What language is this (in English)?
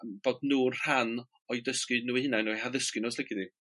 Welsh